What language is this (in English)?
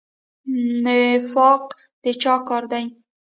Pashto